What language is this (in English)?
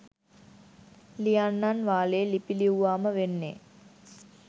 Sinhala